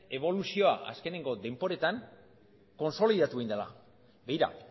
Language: Basque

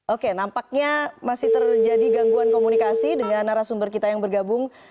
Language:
Indonesian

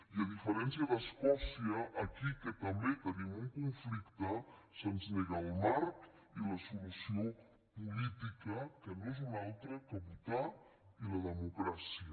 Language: Catalan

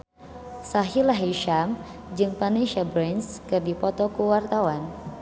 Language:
Sundanese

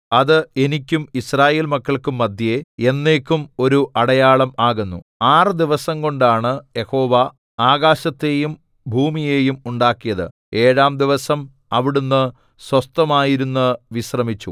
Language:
Malayalam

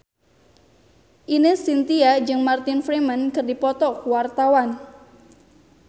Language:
Sundanese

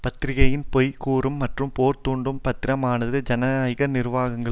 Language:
Tamil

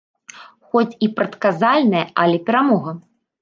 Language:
Belarusian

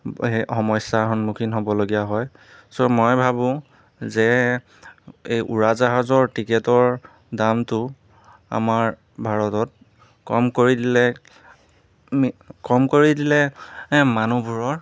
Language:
Assamese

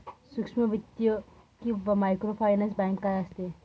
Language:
Marathi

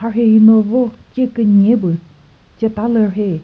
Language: Chokri Naga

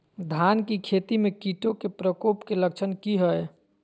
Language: Magahi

